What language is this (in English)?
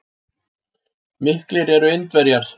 Icelandic